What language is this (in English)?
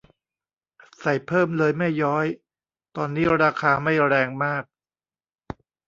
Thai